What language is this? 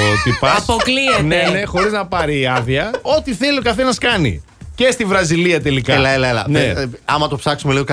Greek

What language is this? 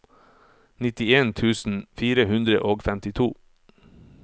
Norwegian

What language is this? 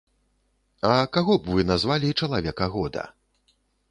Belarusian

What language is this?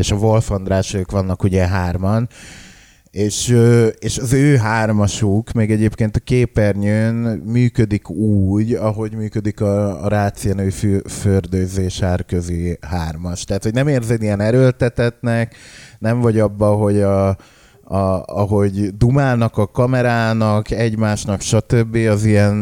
Hungarian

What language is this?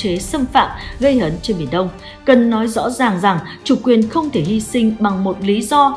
Vietnamese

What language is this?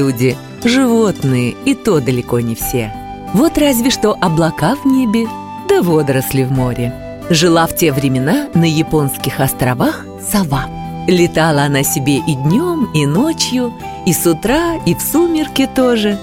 Russian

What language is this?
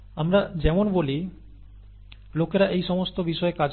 Bangla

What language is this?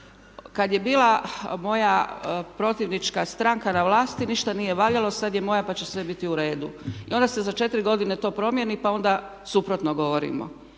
Croatian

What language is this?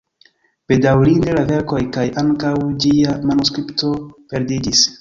Esperanto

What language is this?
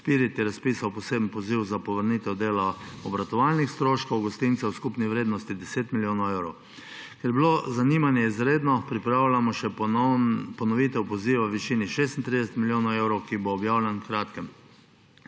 Slovenian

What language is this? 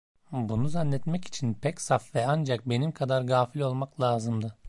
Turkish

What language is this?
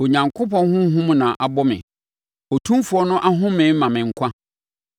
Akan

